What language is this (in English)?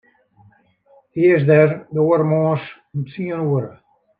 Western Frisian